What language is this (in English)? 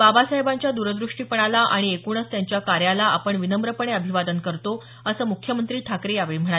Marathi